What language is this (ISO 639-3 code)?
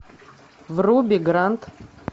rus